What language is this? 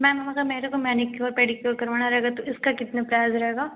Hindi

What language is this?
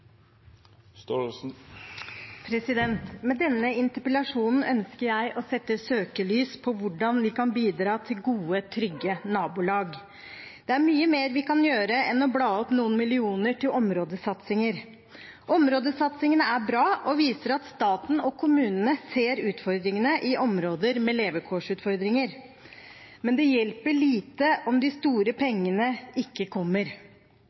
Norwegian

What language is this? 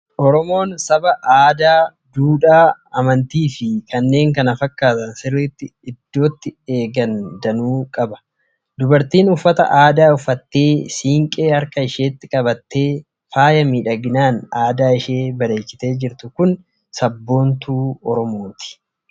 Oromo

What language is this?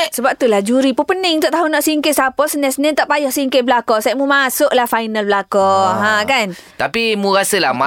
Malay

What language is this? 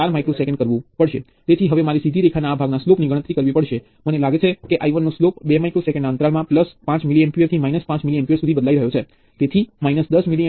Gujarati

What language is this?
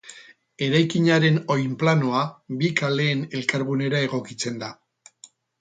Basque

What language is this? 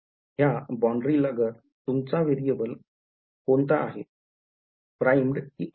Marathi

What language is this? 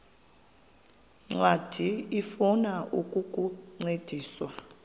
Xhosa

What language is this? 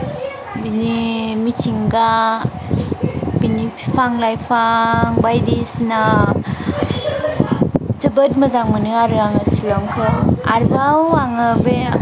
Bodo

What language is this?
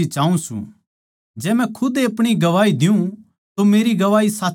Haryanvi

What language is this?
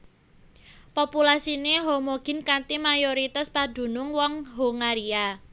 Javanese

